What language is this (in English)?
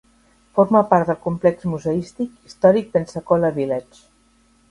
Catalan